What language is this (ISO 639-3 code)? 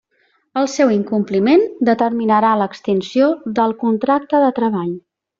cat